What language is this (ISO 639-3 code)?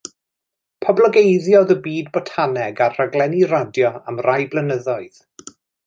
cym